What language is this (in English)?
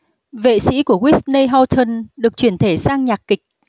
Vietnamese